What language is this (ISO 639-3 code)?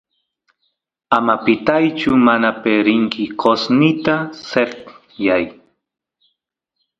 qus